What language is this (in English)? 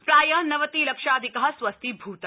Sanskrit